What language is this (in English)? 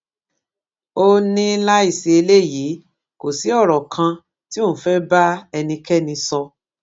Yoruba